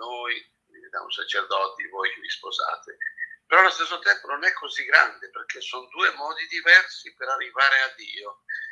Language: Italian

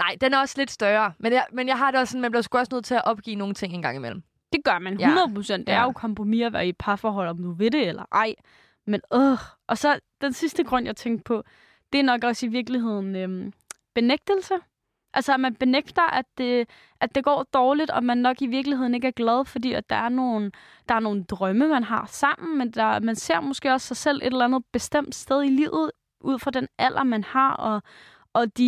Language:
Danish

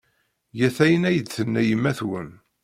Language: Kabyle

